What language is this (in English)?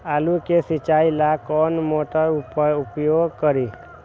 Magahi